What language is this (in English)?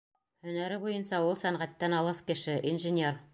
Bashkir